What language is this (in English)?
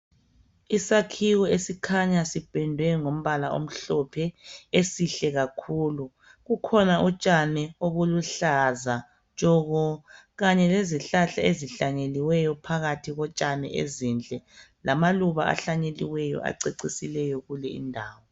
North Ndebele